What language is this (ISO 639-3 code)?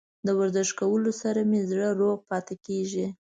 pus